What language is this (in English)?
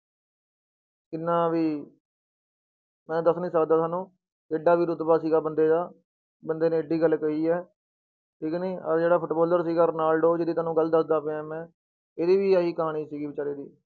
Punjabi